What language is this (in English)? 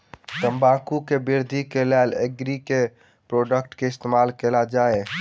Maithili